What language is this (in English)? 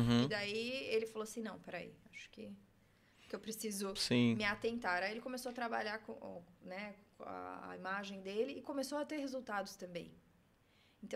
Portuguese